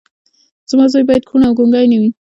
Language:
Pashto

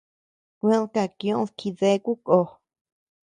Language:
Tepeuxila Cuicatec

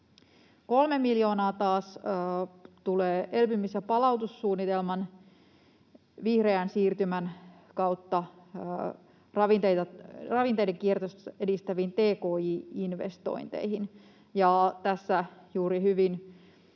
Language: Finnish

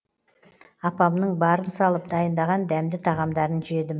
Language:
Kazakh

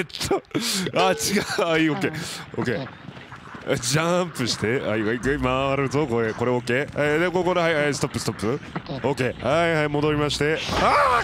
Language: Japanese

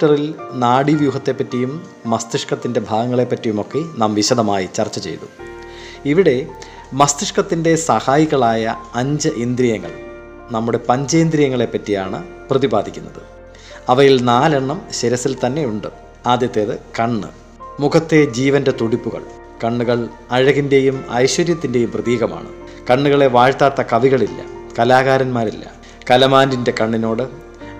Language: Malayalam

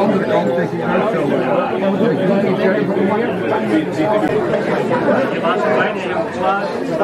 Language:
Dutch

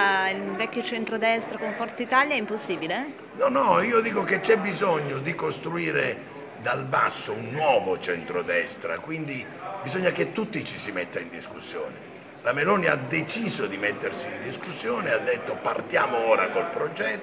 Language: Italian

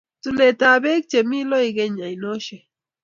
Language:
Kalenjin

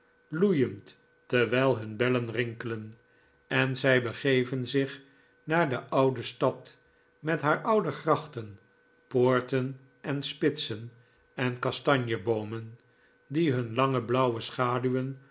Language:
Dutch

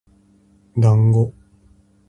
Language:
Japanese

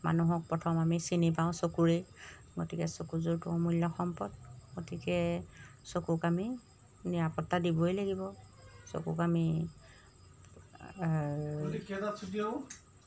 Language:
Assamese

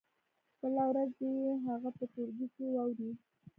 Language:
Pashto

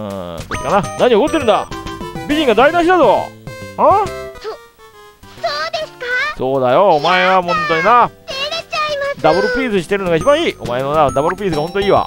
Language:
Japanese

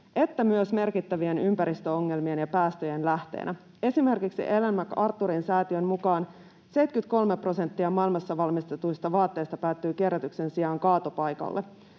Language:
Finnish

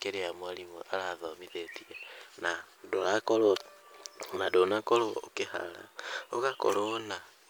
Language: Kikuyu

